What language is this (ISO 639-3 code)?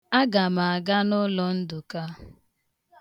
ibo